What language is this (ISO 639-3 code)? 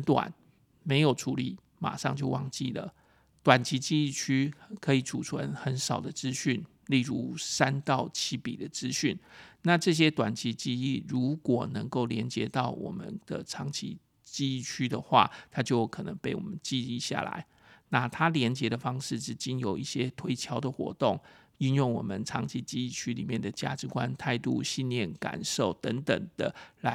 zho